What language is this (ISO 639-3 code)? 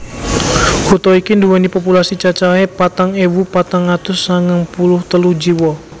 jav